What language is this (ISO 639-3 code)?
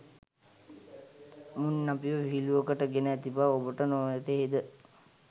sin